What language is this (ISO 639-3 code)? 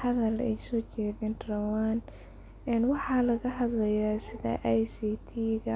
som